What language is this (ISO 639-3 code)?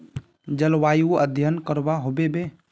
mag